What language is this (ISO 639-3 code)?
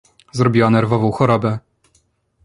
pol